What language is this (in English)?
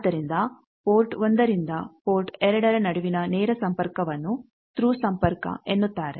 Kannada